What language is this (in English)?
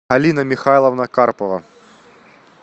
Russian